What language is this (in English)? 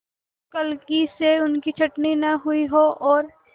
Hindi